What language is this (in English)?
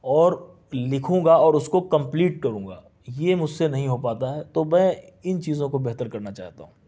Urdu